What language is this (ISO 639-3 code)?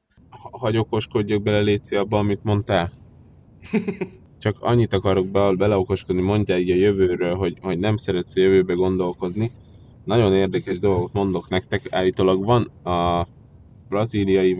hun